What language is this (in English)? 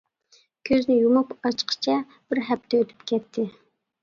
Uyghur